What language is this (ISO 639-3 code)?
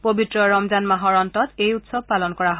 asm